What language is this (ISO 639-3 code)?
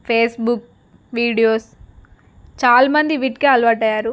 tel